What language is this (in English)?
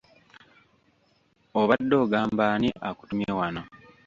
Ganda